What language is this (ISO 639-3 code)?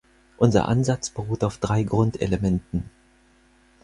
deu